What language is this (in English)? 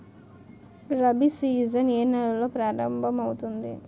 Telugu